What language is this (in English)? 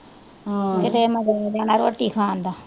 Punjabi